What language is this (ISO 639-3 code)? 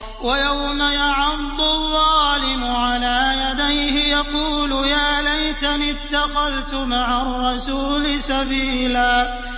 ara